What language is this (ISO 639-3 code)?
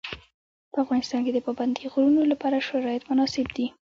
pus